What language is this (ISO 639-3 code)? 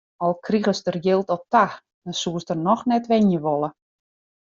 fry